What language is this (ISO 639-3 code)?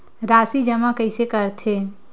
hne